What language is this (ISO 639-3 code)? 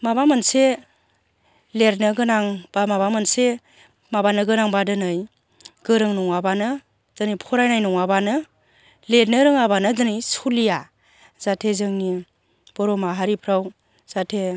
brx